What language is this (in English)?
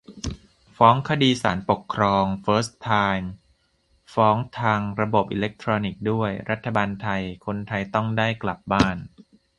Thai